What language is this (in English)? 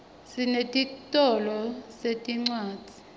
Swati